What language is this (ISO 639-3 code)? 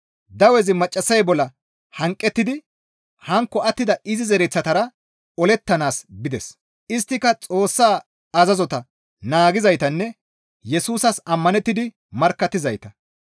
gmv